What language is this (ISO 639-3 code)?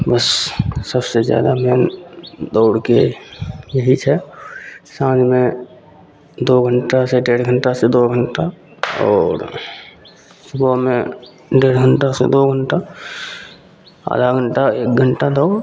mai